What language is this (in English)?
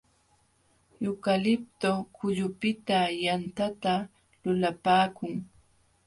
Jauja Wanca Quechua